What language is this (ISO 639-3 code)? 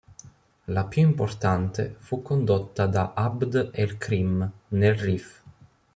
ita